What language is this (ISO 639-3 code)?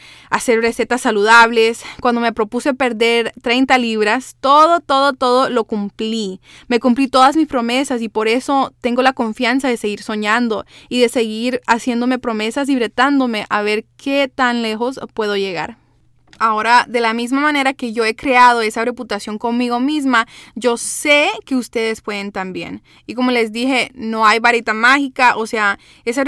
spa